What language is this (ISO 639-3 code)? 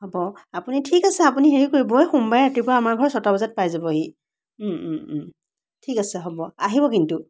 asm